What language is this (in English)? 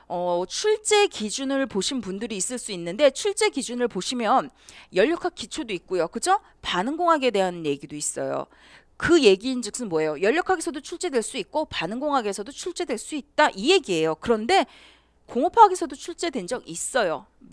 Korean